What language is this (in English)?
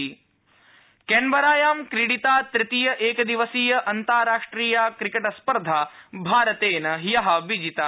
Sanskrit